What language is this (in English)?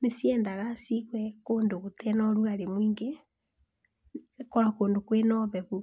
Kikuyu